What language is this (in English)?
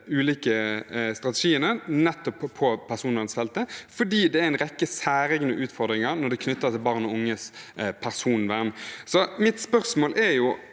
Norwegian